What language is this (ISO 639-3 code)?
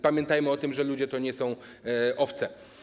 pol